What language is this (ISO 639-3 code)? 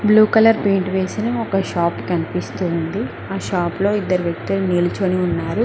tel